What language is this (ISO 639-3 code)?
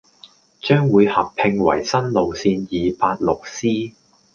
yue